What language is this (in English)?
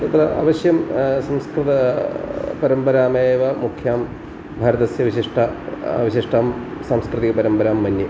Sanskrit